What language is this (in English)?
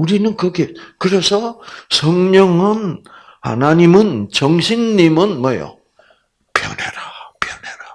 Korean